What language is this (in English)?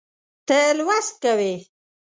Pashto